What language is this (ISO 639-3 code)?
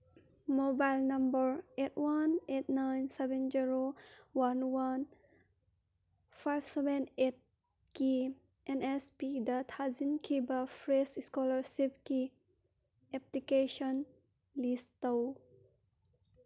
mni